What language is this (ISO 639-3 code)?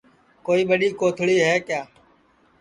ssi